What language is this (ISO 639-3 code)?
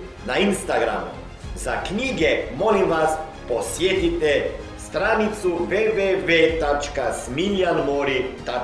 hrv